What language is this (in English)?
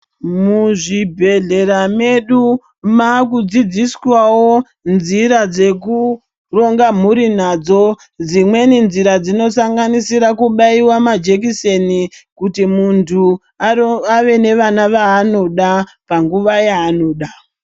Ndau